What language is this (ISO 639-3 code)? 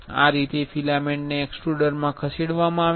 guj